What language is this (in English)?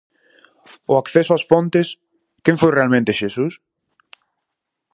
Galician